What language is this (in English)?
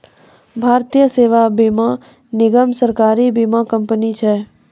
Maithili